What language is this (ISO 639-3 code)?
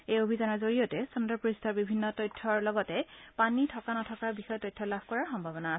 asm